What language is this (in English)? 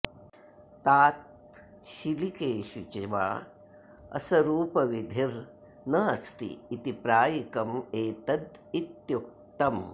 Sanskrit